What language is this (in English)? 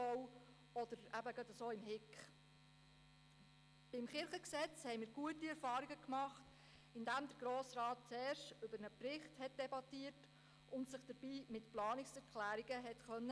Swiss German